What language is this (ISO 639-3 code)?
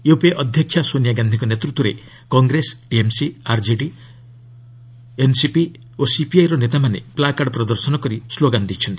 ori